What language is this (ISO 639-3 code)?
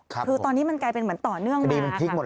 tha